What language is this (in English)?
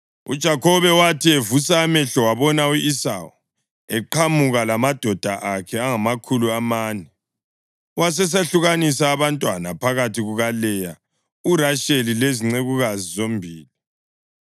North Ndebele